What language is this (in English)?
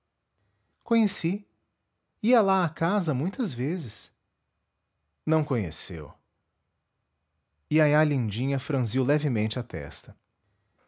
Portuguese